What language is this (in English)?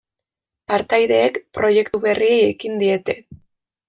Basque